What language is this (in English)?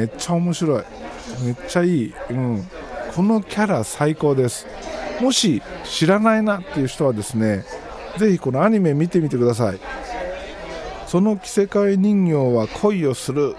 Japanese